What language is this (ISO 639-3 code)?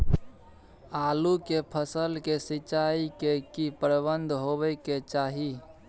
mai